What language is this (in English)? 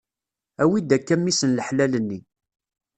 Kabyle